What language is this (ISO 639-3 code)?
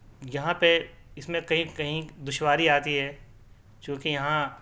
urd